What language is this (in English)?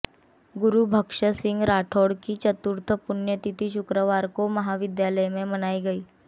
Hindi